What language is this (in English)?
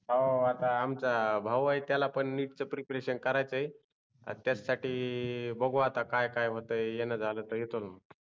Marathi